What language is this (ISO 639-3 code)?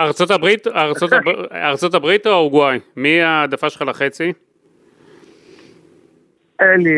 heb